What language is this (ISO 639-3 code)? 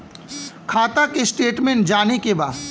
bho